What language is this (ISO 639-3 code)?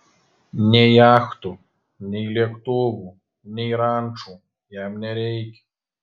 lit